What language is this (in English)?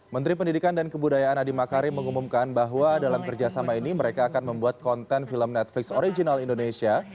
Indonesian